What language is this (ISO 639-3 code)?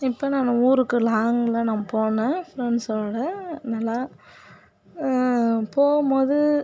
tam